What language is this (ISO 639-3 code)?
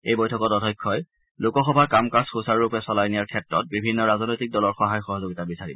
asm